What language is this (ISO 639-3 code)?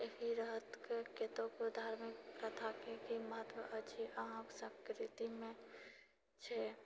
mai